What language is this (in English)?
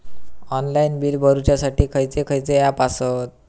Marathi